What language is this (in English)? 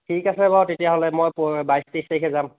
Assamese